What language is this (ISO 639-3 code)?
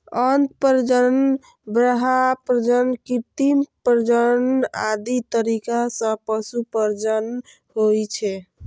mai